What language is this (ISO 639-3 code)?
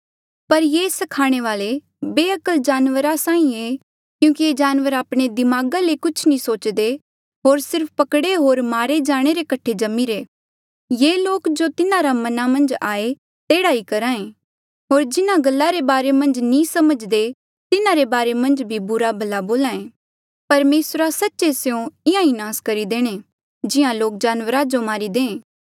mjl